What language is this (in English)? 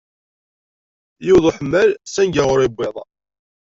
Kabyle